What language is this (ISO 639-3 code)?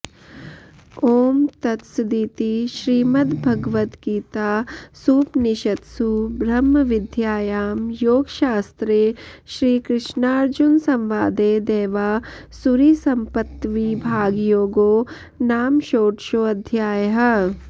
san